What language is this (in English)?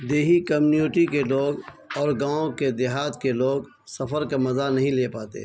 Urdu